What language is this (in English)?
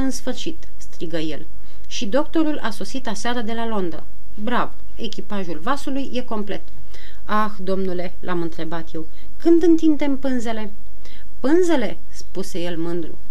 Romanian